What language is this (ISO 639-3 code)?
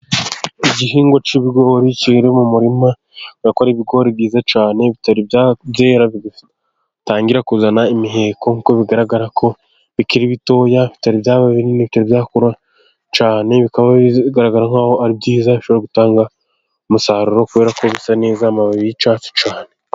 kin